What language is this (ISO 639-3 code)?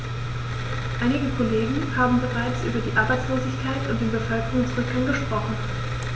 deu